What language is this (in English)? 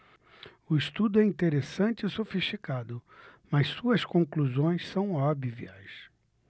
Portuguese